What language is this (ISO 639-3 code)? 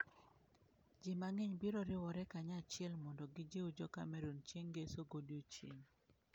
luo